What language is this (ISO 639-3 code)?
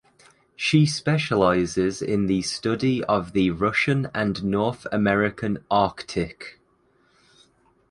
eng